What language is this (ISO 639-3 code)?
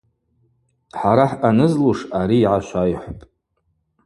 abq